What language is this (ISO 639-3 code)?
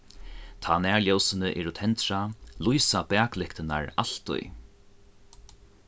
fao